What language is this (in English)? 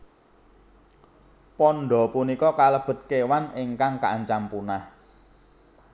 Javanese